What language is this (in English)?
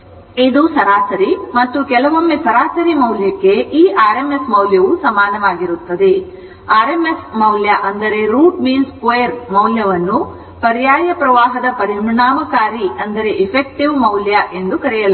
Kannada